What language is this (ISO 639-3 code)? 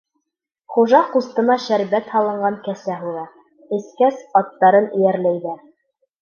bak